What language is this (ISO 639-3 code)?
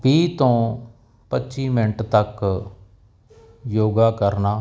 pan